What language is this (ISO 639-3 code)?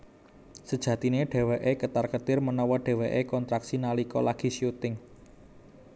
jav